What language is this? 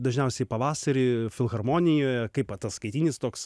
Lithuanian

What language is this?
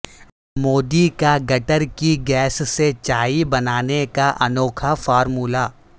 Urdu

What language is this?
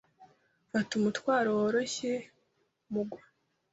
Kinyarwanda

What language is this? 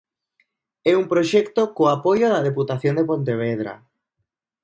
Galician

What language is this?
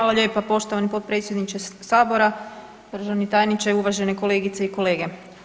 Croatian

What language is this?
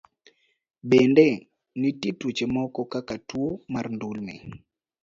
Luo (Kenya and Tanzania)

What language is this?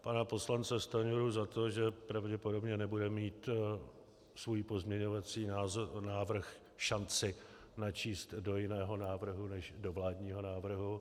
Czech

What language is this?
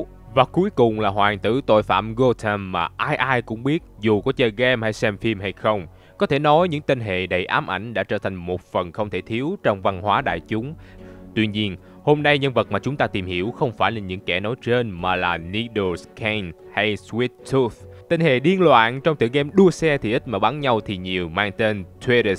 Vietnamese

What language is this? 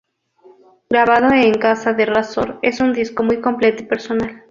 Spanish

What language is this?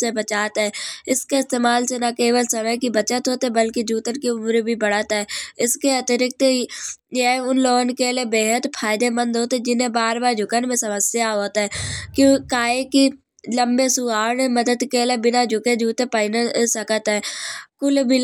Kanauji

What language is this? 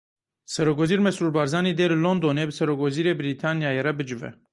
Kurdish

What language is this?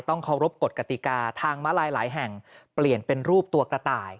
Thai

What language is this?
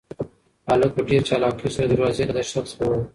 Pashto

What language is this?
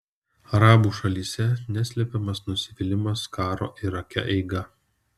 Lithuanian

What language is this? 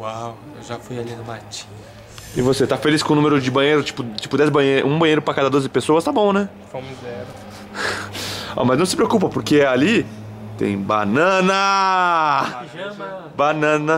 Portuguese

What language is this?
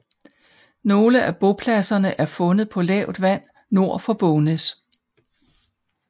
Danish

